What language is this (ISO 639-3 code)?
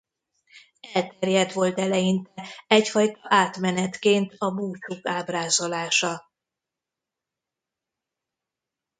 hun